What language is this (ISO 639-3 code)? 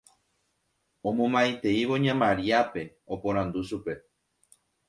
grn